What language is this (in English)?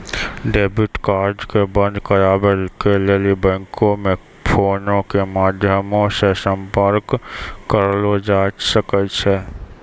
Maithili